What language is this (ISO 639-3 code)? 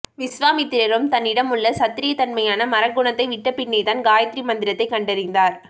tam